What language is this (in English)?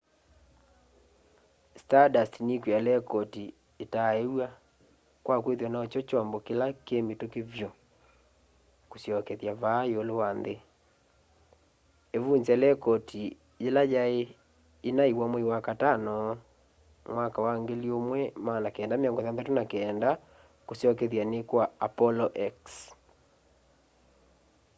Kamba